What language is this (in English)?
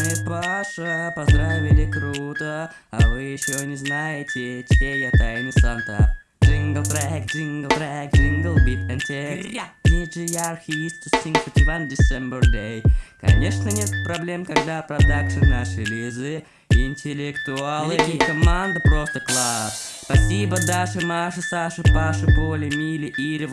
Dutch